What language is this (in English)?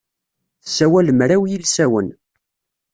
Kabyle